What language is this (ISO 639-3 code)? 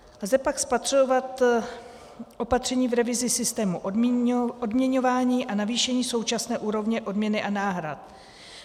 ces